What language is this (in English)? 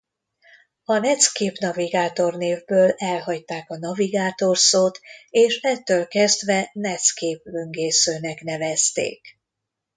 Hungarian